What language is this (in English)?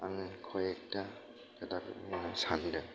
Bodo